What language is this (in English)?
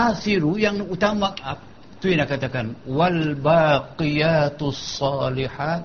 Malay